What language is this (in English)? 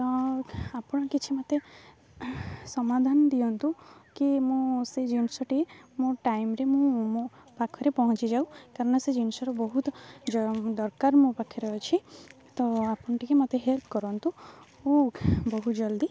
Odia